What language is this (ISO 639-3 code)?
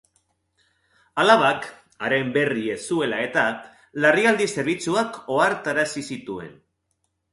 eus